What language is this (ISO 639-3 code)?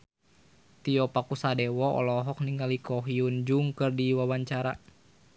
sun